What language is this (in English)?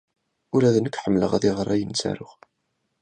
Kabyle